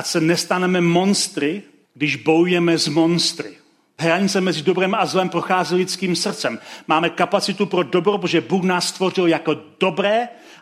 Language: Czech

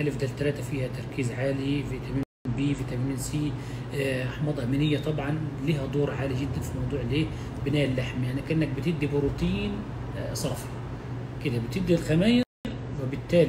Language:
Arabic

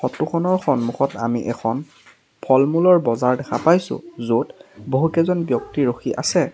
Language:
Assamese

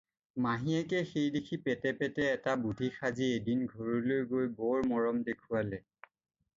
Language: Assamese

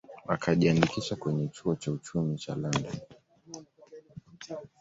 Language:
Swahili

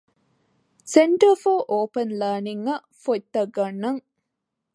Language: Divehi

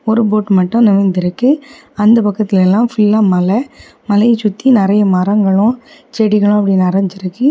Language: Tamil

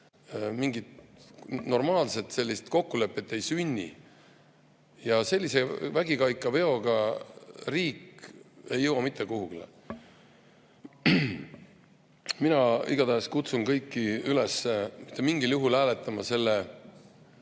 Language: Estonian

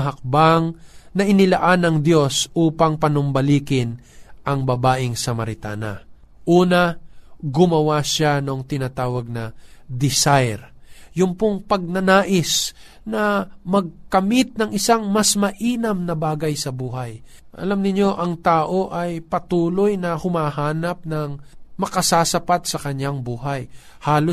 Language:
Filipino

